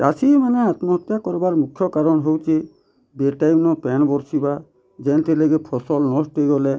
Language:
Odia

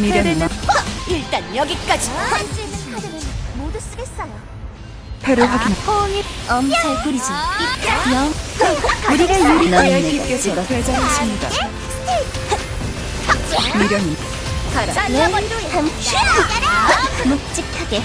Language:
Korean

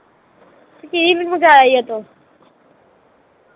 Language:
Punjabi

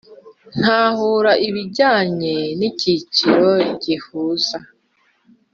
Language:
Kinyarwanda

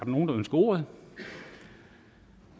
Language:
Danish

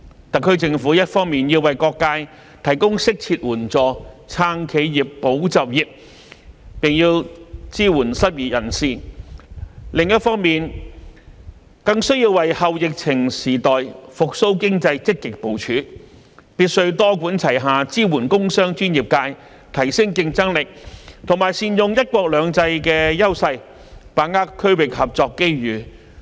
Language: Cantonese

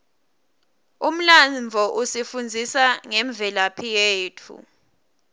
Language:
Swati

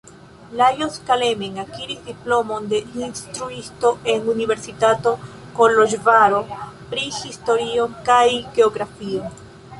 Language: Esperanto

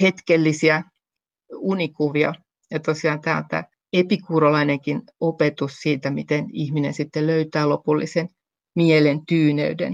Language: Finnish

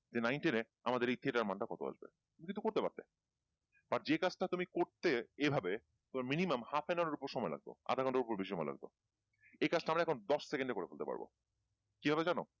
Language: Bangla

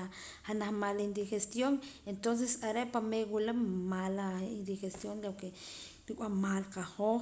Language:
Poqomam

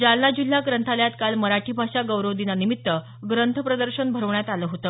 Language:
Marathi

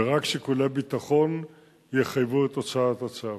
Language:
Hebrew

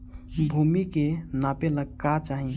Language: Bhojpuri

